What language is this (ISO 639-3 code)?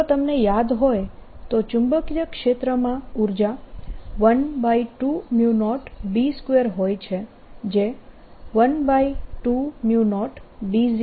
guj